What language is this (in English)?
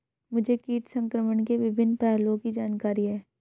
Hindi